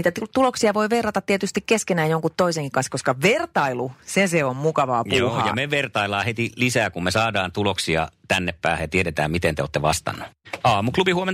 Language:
Finnish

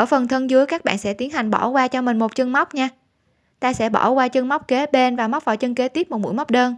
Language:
Vietnamese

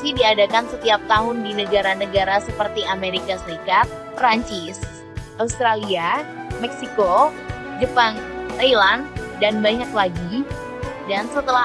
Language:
Indonesian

